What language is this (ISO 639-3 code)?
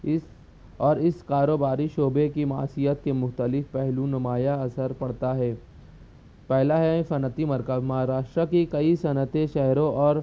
urd